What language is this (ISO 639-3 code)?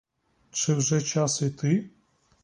ukr